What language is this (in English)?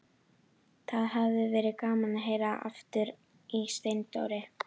Icelandic